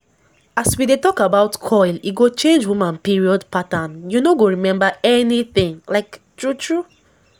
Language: Nigerian Pidgin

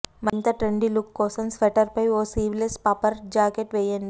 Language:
Telugu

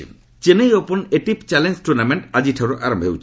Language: Odia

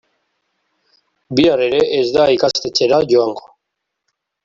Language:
Basque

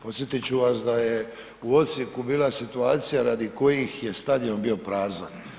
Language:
Croatian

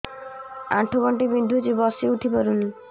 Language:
Odia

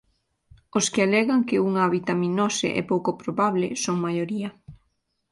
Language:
Galician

